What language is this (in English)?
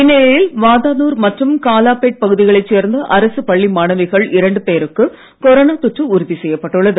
Tamil